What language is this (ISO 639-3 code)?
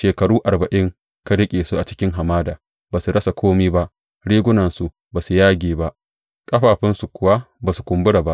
hau